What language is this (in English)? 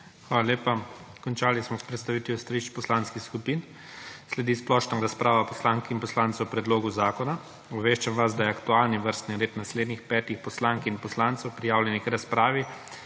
Slovenian